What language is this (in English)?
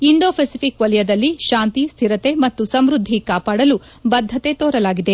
Kannada